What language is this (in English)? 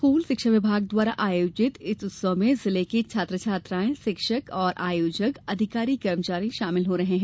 Hindi